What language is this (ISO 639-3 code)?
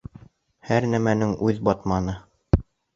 bak